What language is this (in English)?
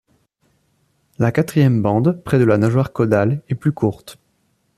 French